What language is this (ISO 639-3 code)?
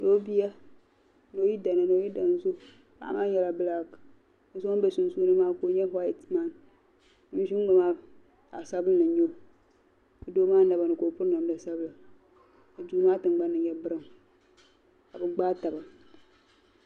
dag